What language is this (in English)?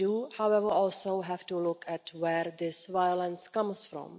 English